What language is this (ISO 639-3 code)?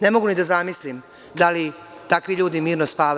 srp